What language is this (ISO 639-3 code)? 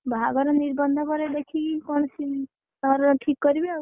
ori